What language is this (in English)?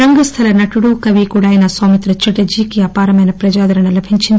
Telugu